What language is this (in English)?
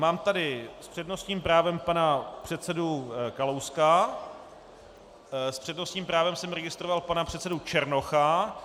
Czech